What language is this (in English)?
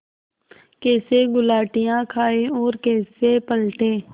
Hindi